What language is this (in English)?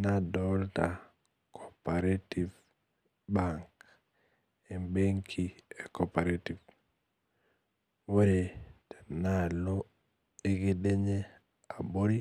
Masai